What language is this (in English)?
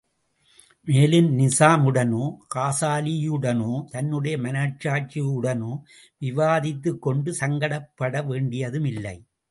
Tamil